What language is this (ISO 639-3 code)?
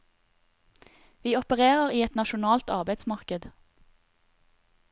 nor